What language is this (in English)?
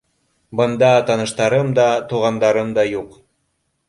Bashkir